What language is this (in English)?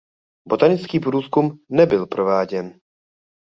Czech